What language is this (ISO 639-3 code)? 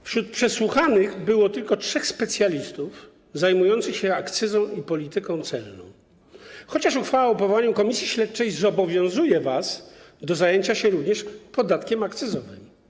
pol